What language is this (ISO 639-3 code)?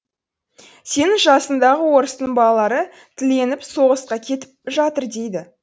kaz